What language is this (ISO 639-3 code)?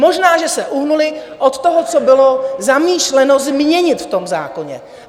ces